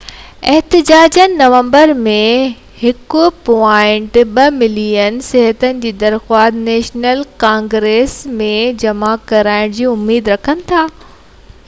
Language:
Sindhi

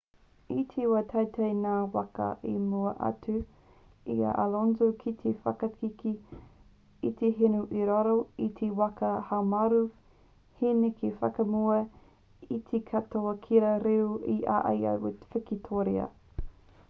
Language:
Māori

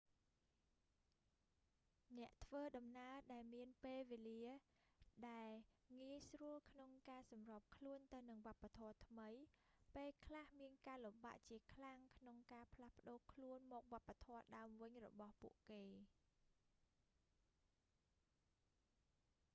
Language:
Khmer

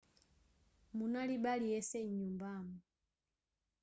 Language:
Nyanja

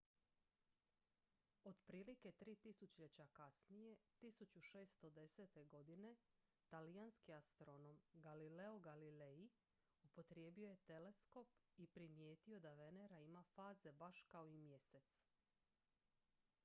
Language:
Croatian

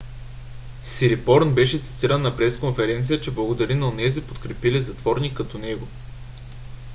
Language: Bulgarian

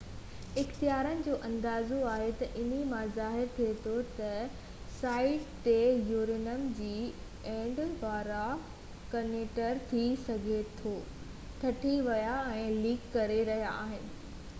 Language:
Sindhi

